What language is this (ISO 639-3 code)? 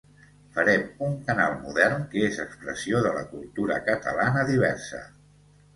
cat